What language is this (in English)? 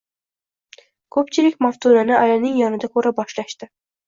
Uzbek